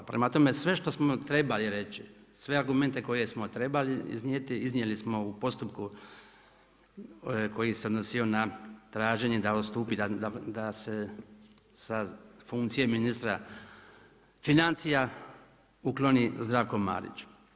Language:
Croatian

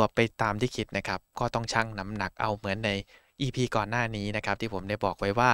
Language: Thai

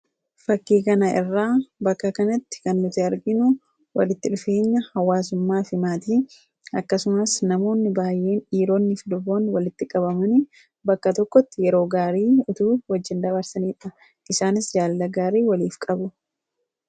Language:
Oromo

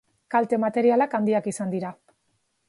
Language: Basque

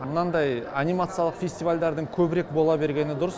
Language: Kazakh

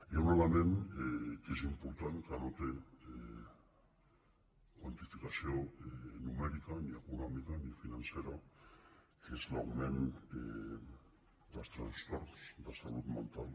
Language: Catalan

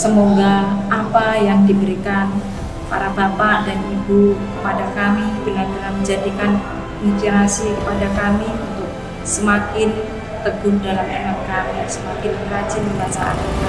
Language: Indonesian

